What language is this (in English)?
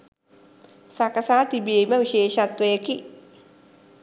Sinhala